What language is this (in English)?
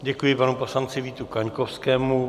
Czech